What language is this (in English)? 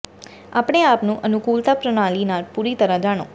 Punjabi